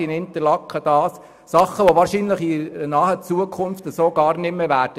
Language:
Swiss German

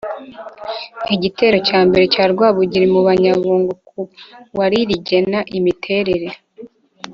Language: Kinyarwanda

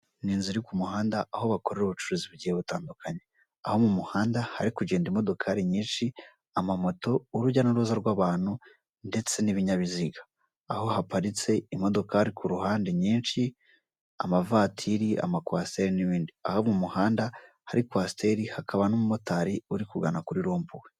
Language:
Kinyarwanda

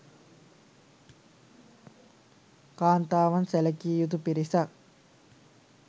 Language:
Sinhala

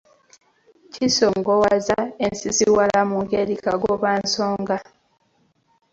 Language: Ganda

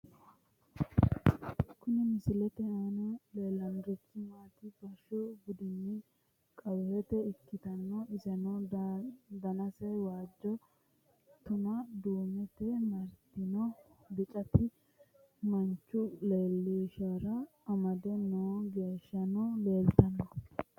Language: Sidamo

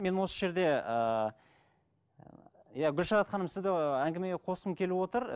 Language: Kazakh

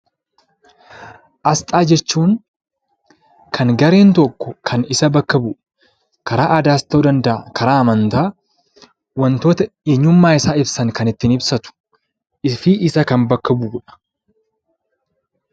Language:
Oromo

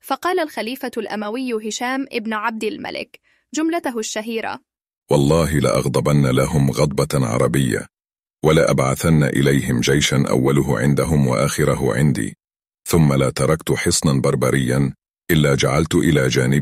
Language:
Arabic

